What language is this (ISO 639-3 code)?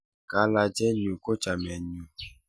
kln